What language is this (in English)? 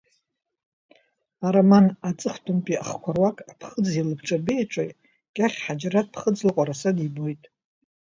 Abkhazian